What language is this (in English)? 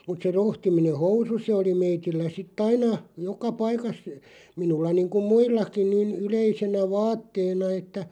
Finnish